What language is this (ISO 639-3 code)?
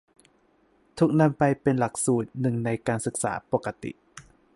tha